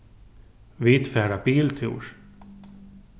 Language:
Faroese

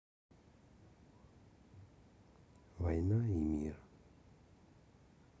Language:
Russian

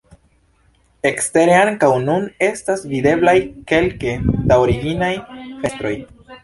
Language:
Esperanto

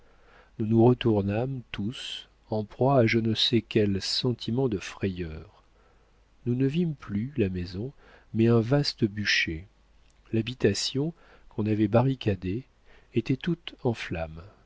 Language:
French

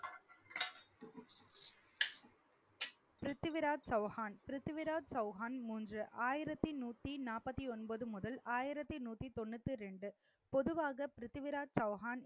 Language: Tamil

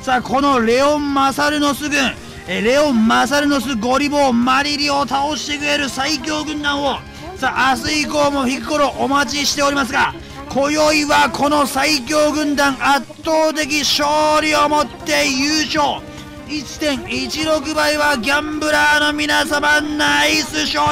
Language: Japanese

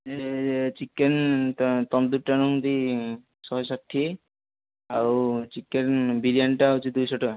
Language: Odia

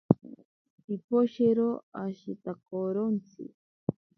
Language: Ashéninka Perené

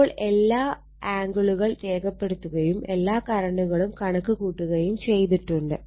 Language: Malayalam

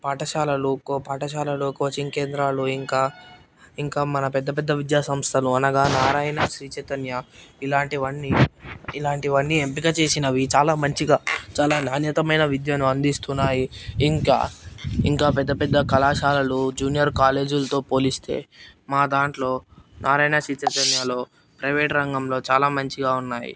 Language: Telugu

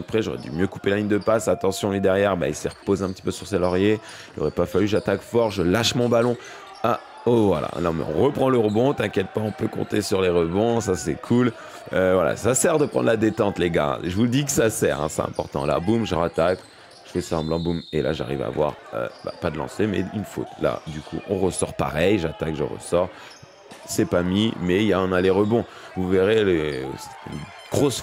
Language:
French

